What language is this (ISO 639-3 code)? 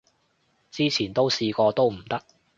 yue